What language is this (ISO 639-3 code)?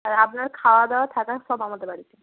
ben